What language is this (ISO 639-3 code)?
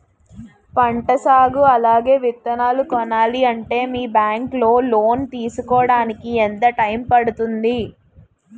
tel